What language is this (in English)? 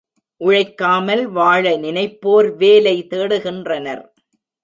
Tamil